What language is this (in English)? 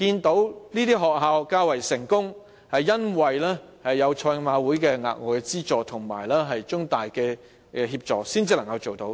Cantonese